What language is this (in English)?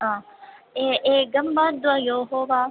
Sanskrit